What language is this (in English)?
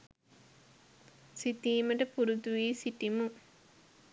Sinhala